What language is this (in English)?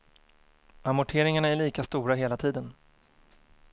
Swedish